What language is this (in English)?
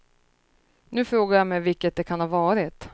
Swedish